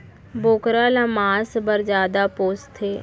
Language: Chhattisgarhi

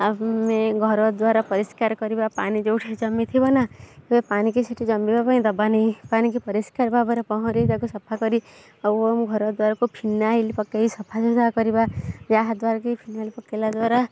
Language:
Odia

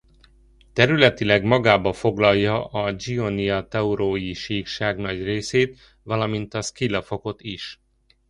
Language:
Hungarian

